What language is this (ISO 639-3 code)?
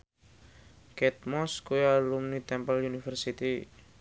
jav